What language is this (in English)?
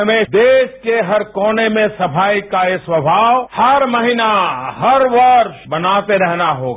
Hindi